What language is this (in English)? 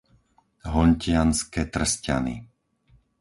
Slovak